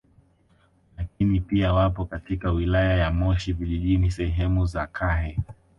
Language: Swahili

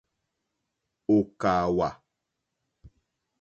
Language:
Mokpwe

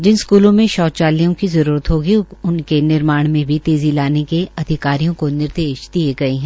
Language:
Hindi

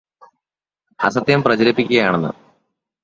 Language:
Malayalam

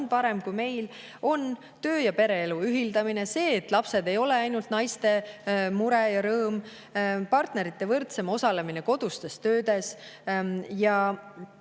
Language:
Estonian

